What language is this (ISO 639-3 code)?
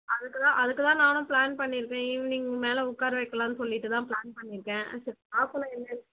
tam